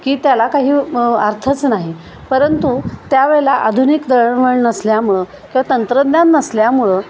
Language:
Marathi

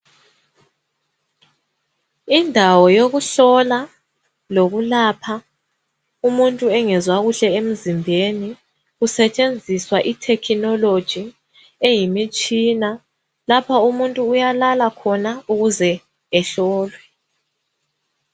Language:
North Ndebele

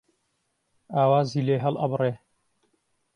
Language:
Central Kurdish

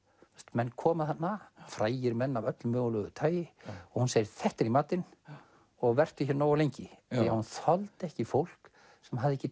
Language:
Icelandic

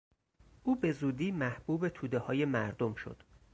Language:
Persian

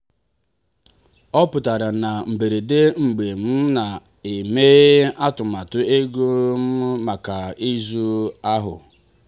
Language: Igbo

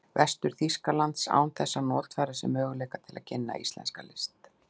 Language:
Icelandic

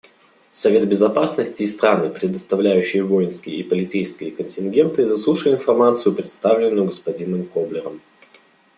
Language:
Russian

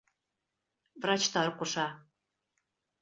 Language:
Bashkir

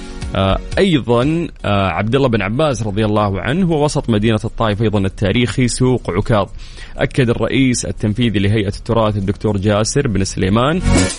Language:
Arabic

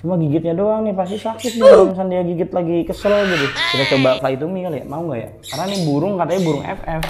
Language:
Indonesian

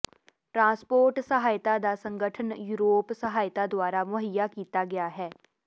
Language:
Punjabi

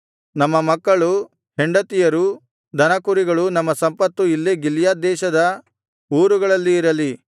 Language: Kannada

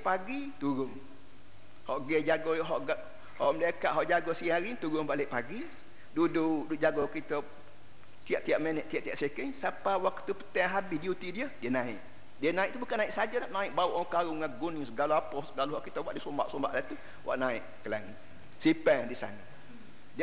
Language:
Malay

